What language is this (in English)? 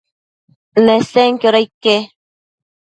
Matsés